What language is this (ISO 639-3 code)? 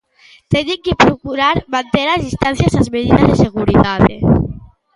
glg